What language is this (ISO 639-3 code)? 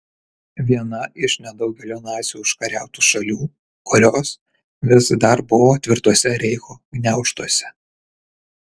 lit